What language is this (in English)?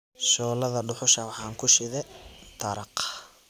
Somali